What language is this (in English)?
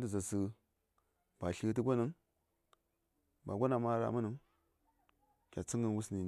Saya